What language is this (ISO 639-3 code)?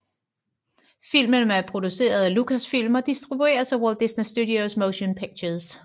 dan